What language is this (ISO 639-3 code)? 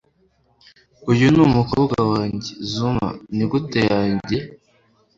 kin